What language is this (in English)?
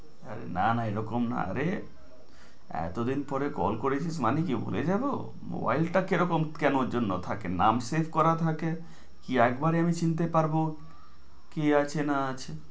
Bangla